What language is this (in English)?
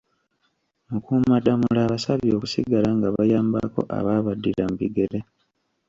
Ganda